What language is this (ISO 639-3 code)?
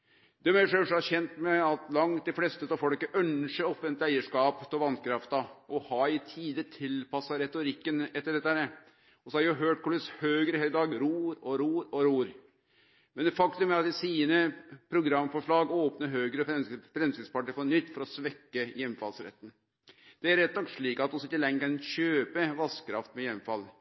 nno